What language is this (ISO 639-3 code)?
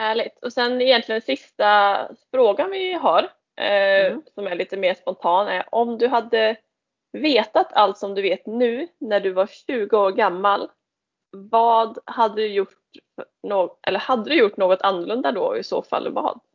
swe